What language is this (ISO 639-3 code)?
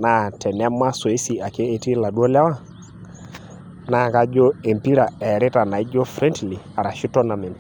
mas